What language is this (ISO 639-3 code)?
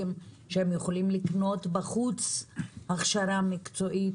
heb